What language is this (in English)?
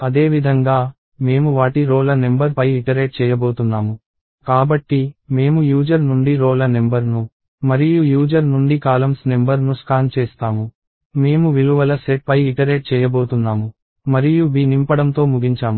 Telugu